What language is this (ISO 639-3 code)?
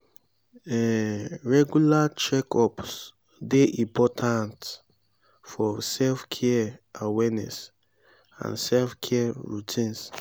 pcm